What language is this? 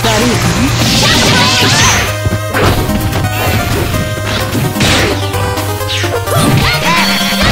Thai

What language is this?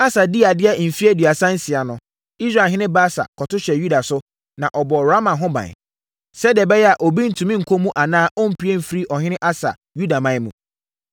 Akan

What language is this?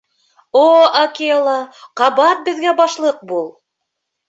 Bashkir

